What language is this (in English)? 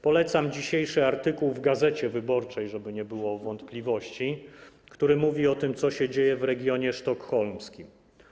Polish